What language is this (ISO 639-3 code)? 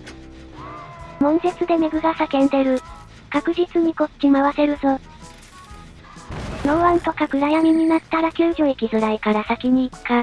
jpn